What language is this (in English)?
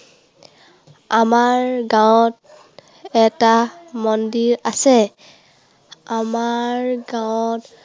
Assamese